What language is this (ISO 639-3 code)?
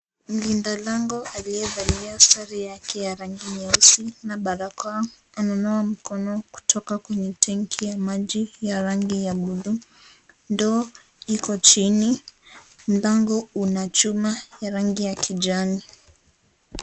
swa